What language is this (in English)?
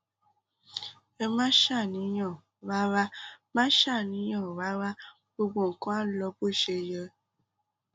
Yoruba